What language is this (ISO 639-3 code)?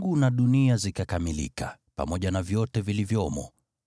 swa